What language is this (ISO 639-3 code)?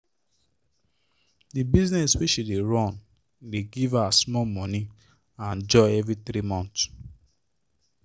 pcm